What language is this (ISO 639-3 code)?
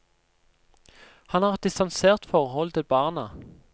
nor